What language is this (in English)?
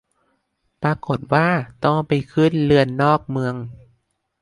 Thai